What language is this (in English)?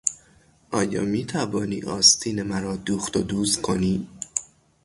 Persian